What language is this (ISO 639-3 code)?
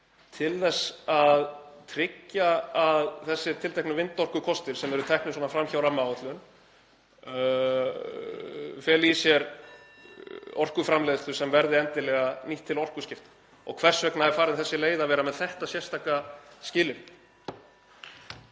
isl